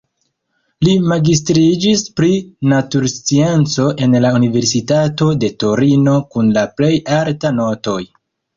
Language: Esperanto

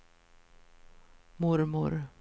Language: Swedish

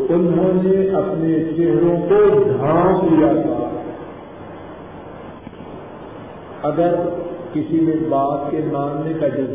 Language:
Urdu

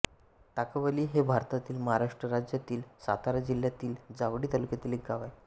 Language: Marathi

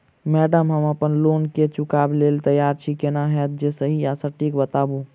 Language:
Maithili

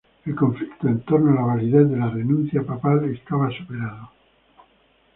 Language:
Spanish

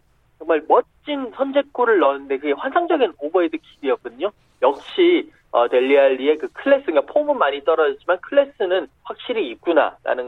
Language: Korean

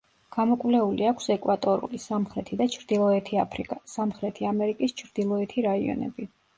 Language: Georgian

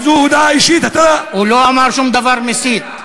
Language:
Hebrew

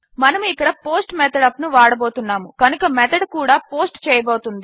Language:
Telugu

